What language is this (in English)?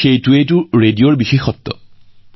Assamese